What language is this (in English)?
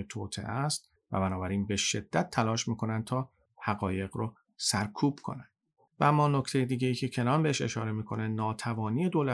Persian